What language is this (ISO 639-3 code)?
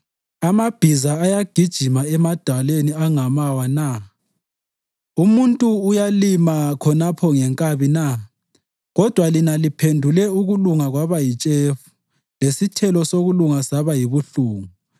nde